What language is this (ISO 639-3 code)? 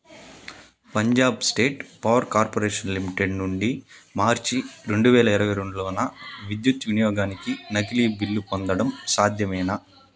tel